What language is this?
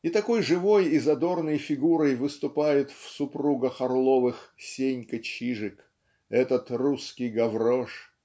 Russian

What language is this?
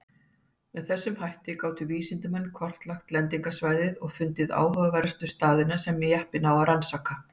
Icelandic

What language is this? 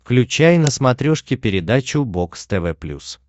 Russian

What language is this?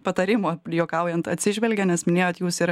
Lithuanian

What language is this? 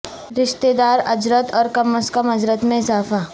Urdu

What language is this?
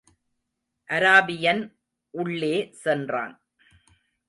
Tamil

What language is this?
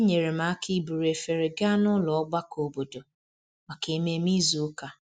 Igbo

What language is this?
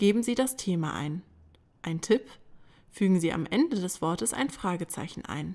German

